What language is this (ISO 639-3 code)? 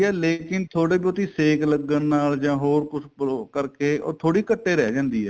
pan